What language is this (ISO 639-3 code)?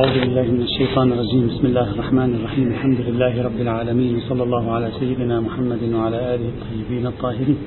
ara